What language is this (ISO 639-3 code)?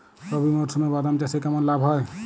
ben